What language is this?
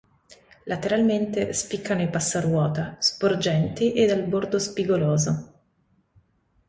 Italian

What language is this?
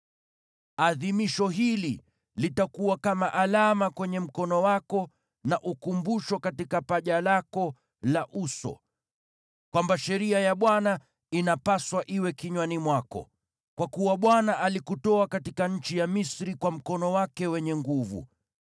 Swahili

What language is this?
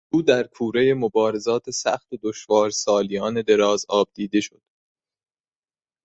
Persian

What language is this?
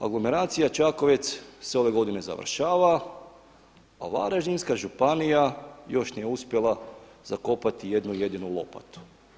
Croatian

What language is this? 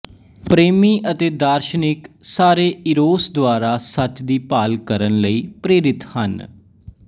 Punjabi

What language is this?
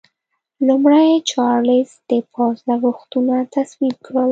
Pashto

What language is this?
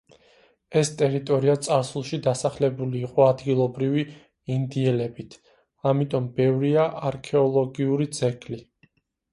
Georgian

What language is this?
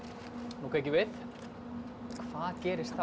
Icelandic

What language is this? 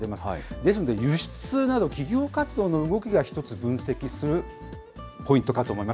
Japanese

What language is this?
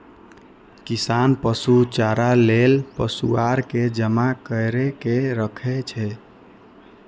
Maithili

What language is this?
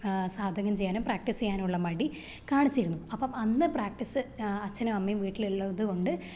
Malayalam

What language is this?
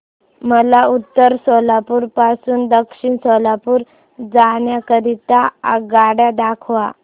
Marathi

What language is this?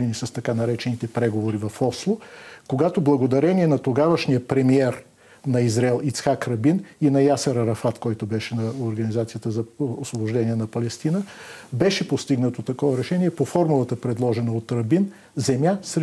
Bulgarian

